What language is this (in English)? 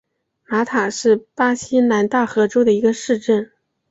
Chinese